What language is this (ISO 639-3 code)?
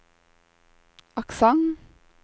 nor